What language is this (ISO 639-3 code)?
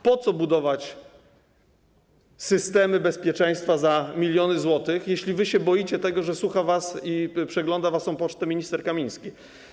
pol